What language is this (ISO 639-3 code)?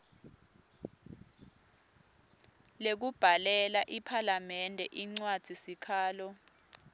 ssw